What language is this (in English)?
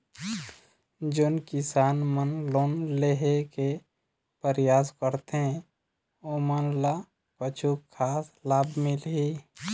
Chhattisgarhi